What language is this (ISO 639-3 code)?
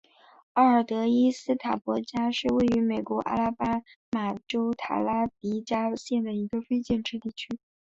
zho